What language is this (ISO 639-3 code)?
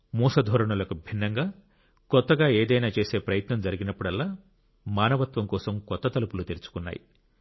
tel